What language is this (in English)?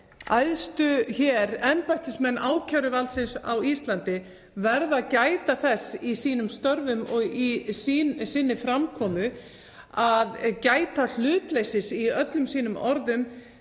Icelandic